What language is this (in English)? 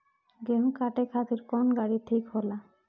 Bhojpuri